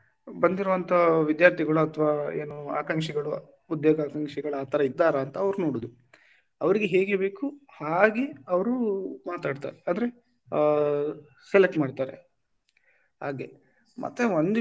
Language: Kannada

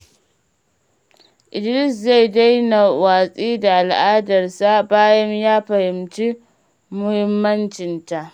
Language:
Hausa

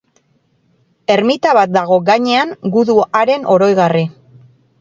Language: Basque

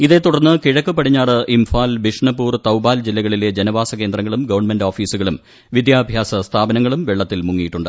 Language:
Malayalam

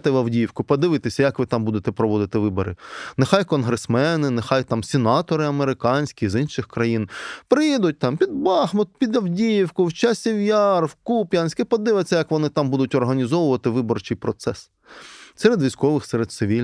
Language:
Ukrainian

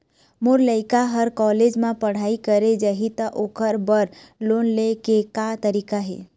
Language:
Chhattisgarhi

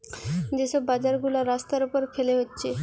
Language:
Bangla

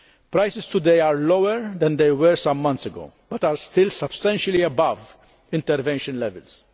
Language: English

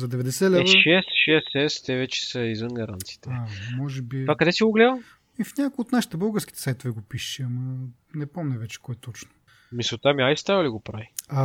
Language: Bulgarian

